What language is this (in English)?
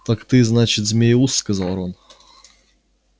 Russian